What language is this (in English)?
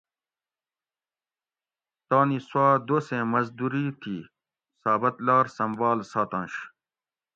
Gawri